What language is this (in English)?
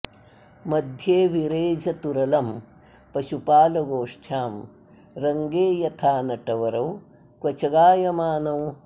Sanskrit